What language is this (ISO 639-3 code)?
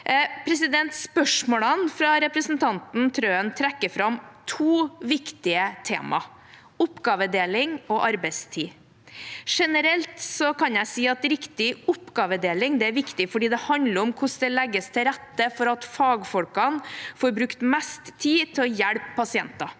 nor